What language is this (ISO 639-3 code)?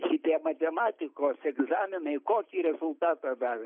lit